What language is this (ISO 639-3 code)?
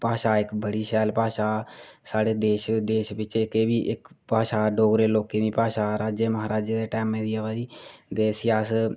doi